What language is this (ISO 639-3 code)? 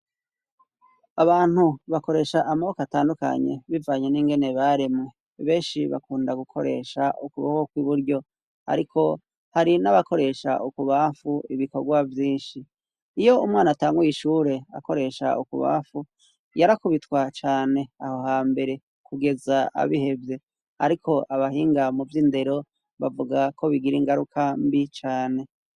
run